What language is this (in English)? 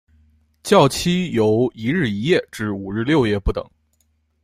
Chinese